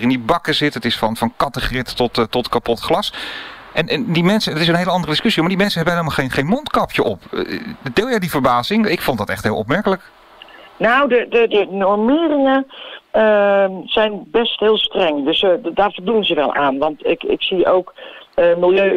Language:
Dutch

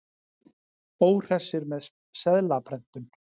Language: Icelandic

